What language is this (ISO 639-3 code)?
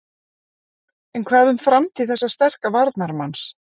isl